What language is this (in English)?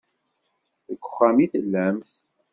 Kabyle